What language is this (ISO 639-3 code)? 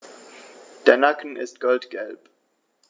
deu